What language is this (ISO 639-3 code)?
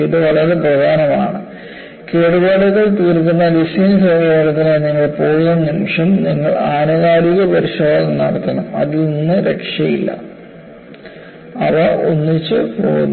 mal